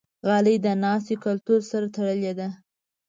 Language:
Pashto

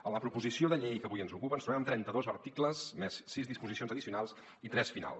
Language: Catalan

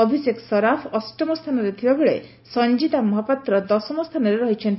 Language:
Odia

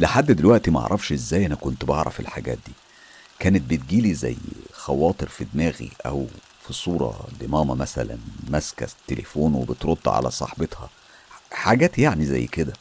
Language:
Arabic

